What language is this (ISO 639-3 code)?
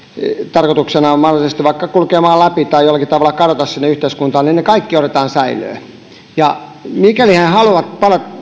fin